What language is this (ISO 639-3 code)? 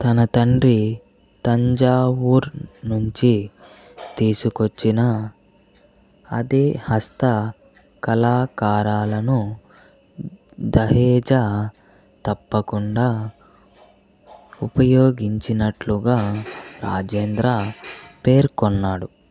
tel